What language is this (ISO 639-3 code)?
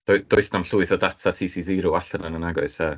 cym